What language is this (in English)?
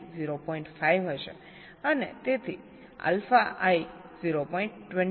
Gujarati